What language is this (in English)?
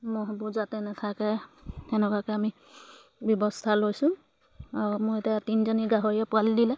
Assamese